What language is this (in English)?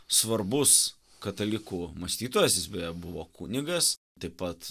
Lithuanian